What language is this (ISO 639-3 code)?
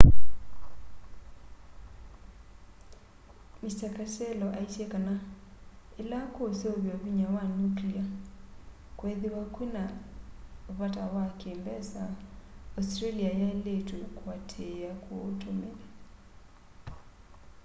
kam